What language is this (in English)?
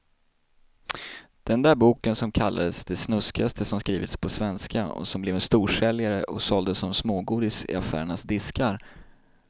Swedish